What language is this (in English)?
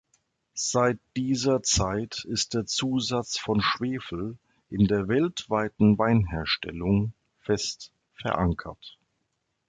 German